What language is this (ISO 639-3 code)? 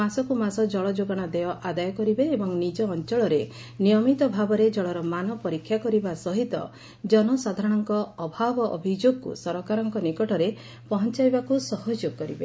ori